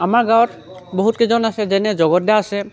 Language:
Assamese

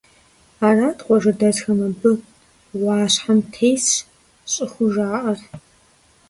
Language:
Kabardian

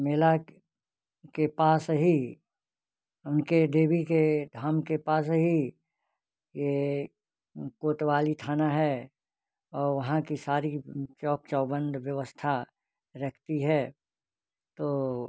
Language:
Hindi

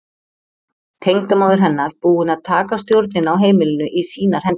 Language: Icelandic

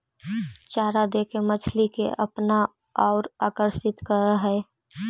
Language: Magahi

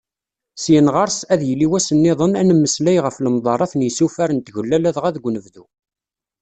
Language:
Kabyle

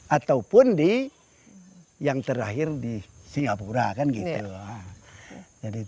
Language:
Indonesian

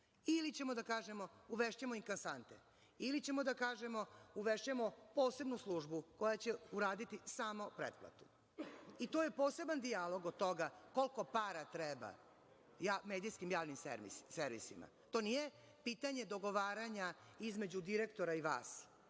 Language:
Serbian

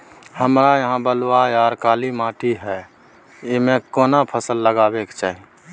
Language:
Maithili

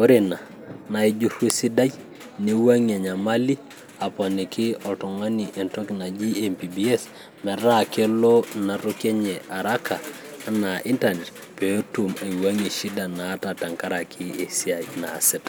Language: Masai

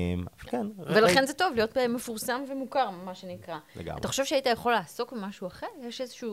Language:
Hebrew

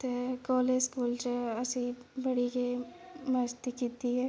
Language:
Dogri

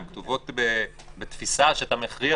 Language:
Hebrew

